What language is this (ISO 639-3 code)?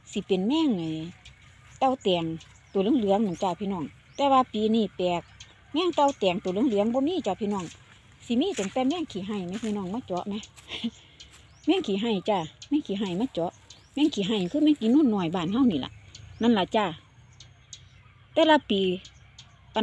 tha